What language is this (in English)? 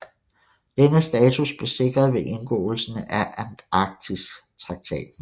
Danish